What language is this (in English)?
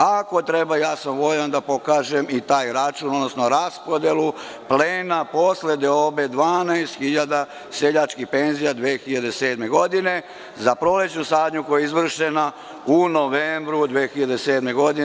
Serbian